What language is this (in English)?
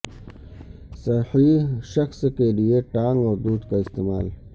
Urdu